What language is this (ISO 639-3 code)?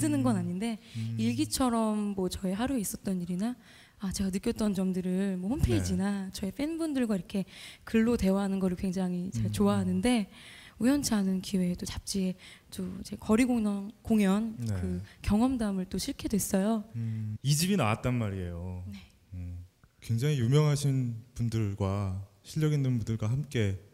kor